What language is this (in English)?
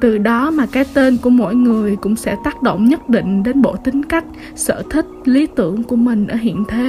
Vietnamese